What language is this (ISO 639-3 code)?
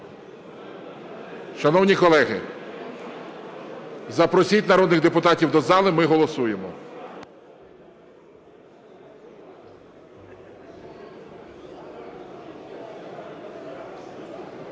ukr